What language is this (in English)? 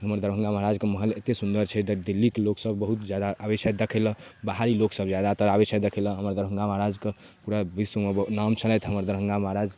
Maithili